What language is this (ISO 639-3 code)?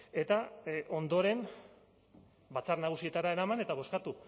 eus